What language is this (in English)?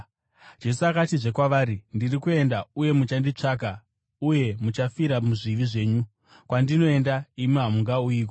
Shona